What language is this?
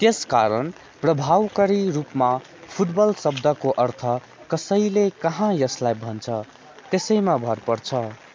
Nepali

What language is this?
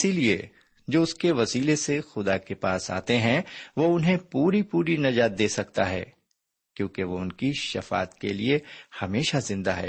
Urdu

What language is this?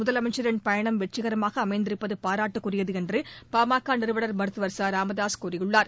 Tamil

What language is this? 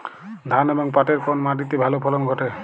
Bangla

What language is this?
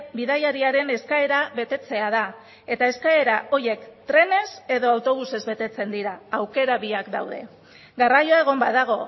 Basque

